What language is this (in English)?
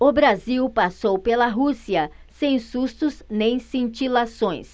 Portuguese